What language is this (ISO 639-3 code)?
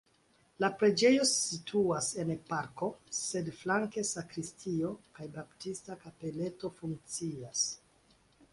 epo